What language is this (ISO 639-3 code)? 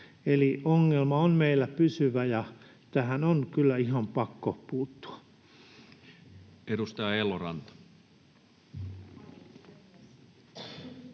fin